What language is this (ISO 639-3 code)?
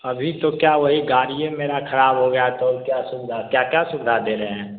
hin